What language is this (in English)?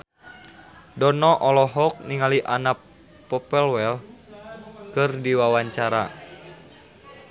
Sundanese